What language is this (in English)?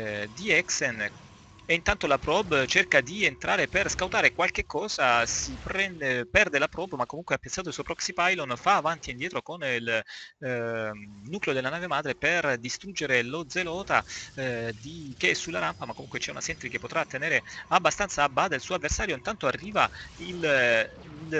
Italian